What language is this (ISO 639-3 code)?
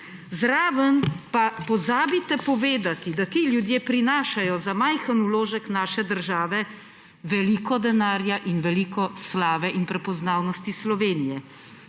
slv